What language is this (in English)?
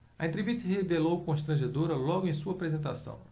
Portuguese